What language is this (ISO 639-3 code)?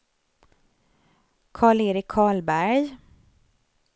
swe